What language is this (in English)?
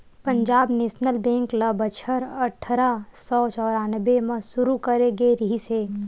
Chhattisgarhi